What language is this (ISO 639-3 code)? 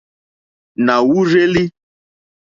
bri